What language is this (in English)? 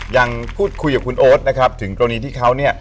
Thai